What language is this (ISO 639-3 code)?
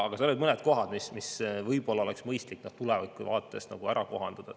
est